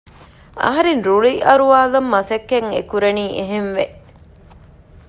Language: Divehi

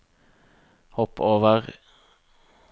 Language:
Norwegian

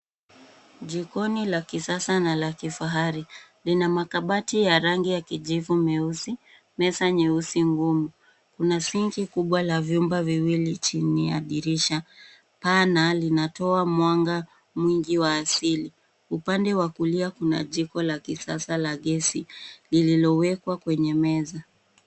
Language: Swahili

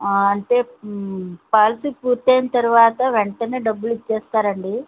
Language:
Telugu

